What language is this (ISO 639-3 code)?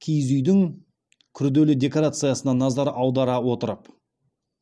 kaz